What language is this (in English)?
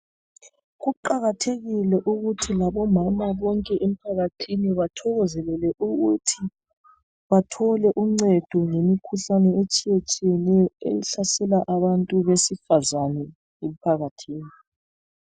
North Ndebele